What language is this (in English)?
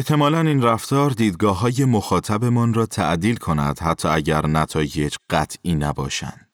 Persian